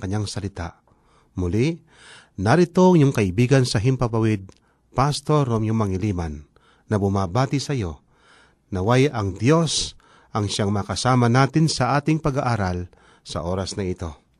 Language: Filipino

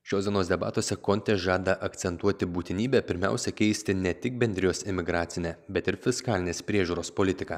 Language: Lithuanian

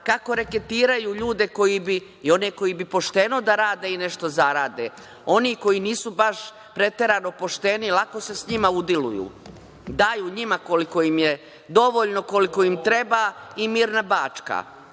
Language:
Serbian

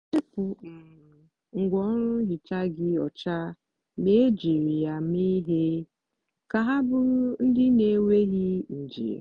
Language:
Igbo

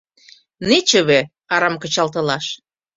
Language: Mari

